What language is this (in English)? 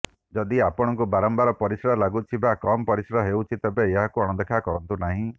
Odia